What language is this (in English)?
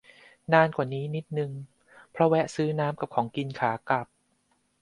Thai